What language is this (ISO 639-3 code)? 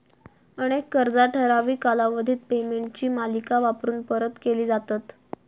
mar